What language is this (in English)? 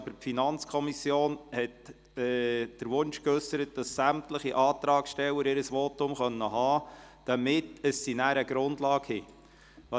Swiss German